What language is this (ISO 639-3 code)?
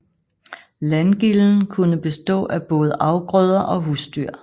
dan